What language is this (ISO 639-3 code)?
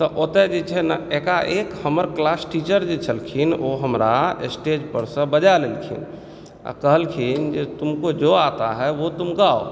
mai